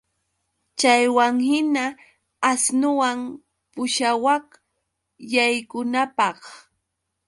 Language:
Yauyos Quechua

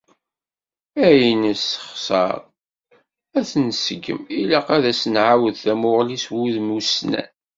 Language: Kabyle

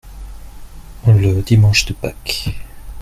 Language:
French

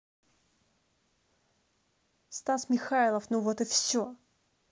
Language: Russian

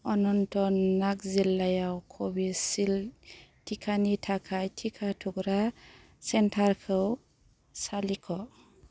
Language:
Bodo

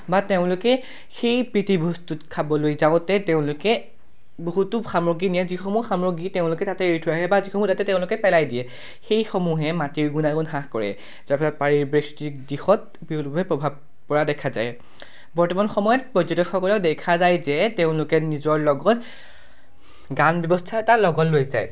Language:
Assamese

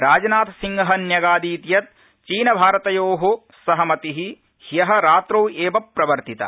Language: Sanskrit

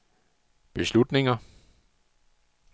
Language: Danish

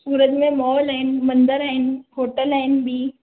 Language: Sindhi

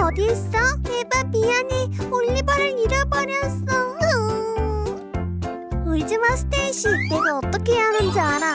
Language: Korean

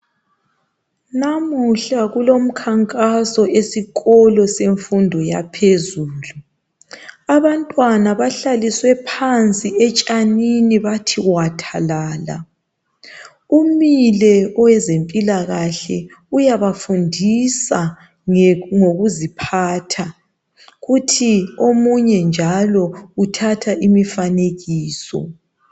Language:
North Ndebele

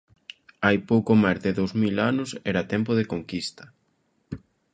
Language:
Galician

